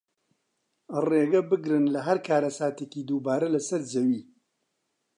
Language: Central Kurdish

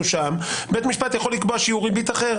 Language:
Hebrew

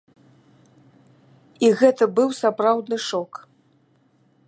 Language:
Belarusian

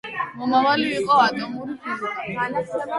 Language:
Georgian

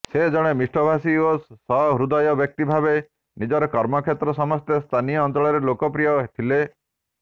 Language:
Odia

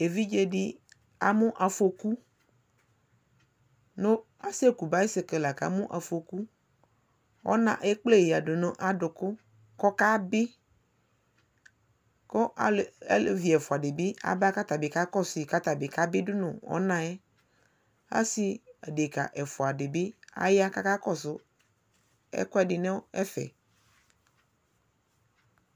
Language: Ikposo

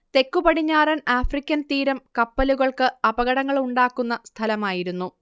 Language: Malayalam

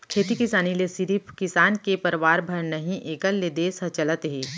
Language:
Chhattisgarhi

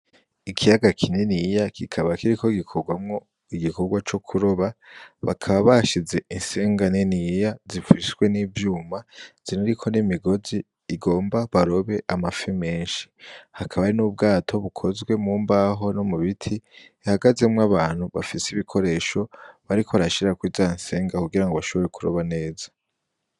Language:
Rundi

